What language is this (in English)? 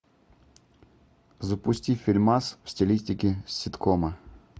Russian